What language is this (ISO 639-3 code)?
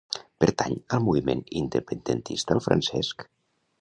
cat